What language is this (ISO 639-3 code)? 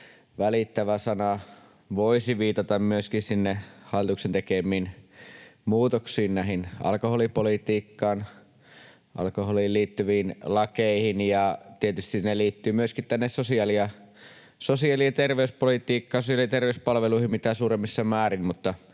fin